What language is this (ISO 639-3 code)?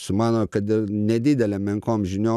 lit